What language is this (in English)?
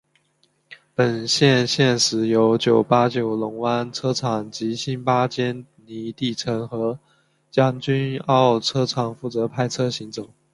Chinese